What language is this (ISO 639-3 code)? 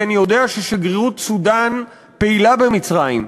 heb